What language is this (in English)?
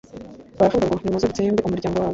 Kinyarwanda